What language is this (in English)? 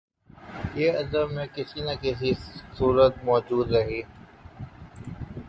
Urdu